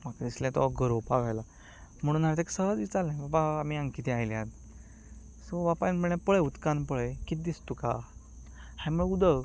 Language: Konkani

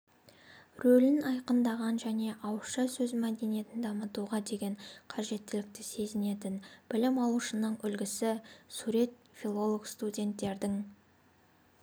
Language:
Kazakh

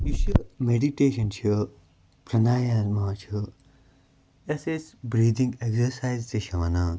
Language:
Kashmiri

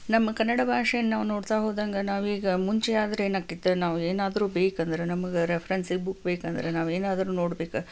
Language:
Kannada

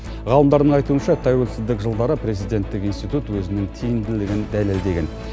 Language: Kazakh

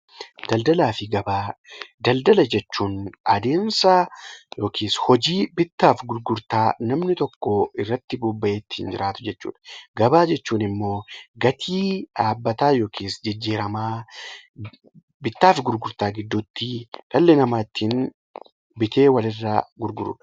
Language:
Oromo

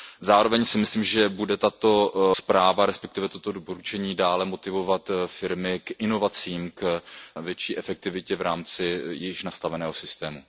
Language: Czech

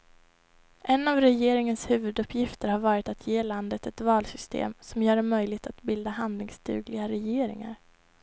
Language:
Swedish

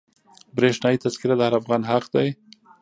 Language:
Pashto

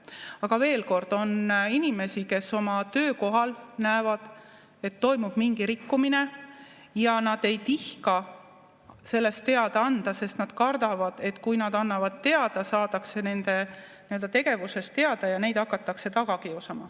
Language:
Estonian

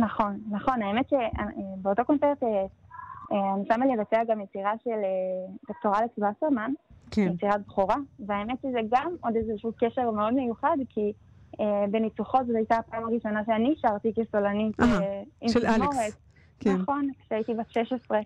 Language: Hebrew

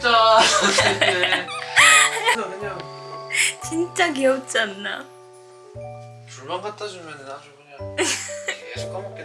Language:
Korean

